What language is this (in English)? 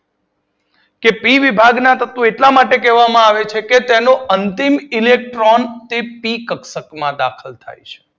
Gujarati